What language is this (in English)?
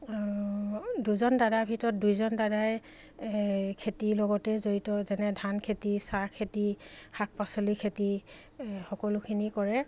Assamese